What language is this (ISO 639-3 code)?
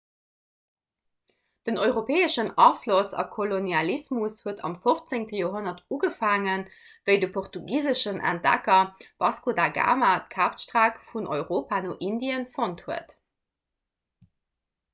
ltz